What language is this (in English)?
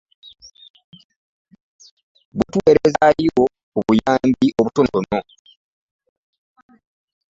Ganda